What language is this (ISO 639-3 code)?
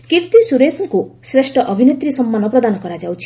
ori